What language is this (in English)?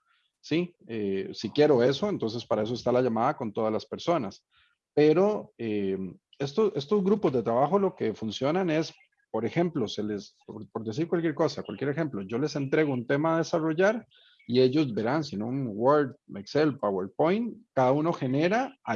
Spanish